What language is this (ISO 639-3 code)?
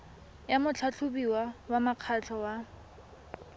tsn